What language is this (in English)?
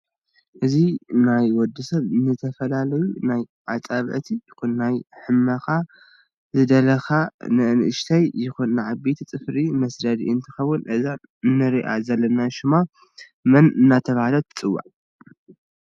Tigrinya